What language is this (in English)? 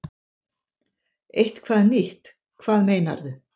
Icelandic